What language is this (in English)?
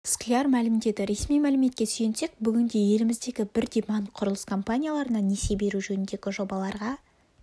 Kazakh